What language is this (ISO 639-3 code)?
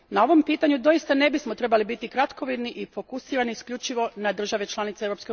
hrv